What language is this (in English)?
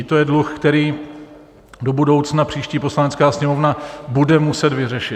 Czech